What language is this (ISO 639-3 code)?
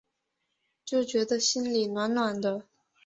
zho